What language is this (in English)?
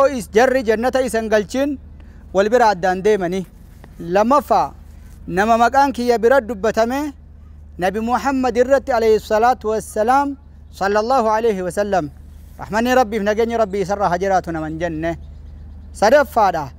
Arabic